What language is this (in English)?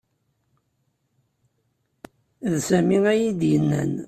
Kabyle